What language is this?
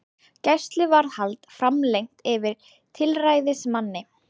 Icelandic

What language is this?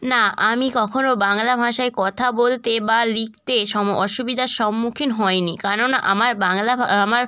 Bangla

